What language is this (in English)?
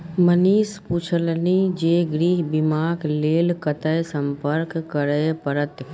Maithili